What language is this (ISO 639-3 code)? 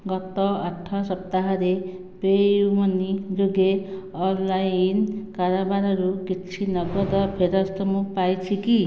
ori